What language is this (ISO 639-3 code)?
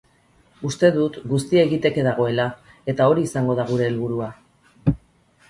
eus